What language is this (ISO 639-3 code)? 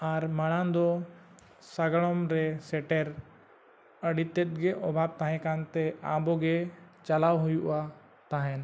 sat